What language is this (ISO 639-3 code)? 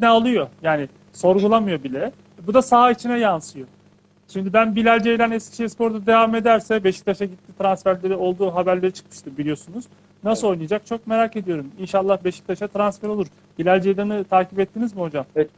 tur